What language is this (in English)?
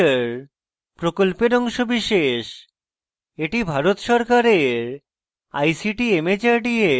Bangla